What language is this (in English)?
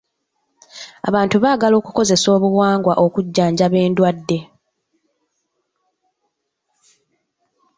Ganda